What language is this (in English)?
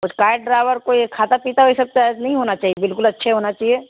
Urdu